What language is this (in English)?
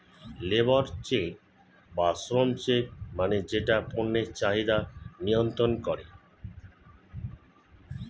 Bangla